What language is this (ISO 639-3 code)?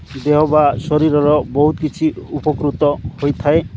ori